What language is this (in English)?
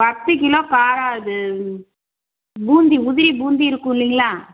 Tamil